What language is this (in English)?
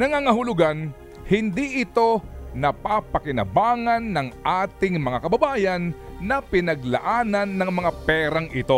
Filipino